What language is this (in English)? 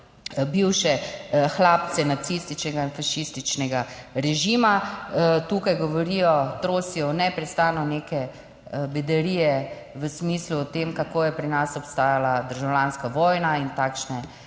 Slovenian